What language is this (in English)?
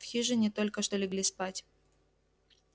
Russian